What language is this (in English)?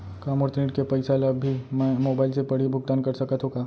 Chhattisgarhi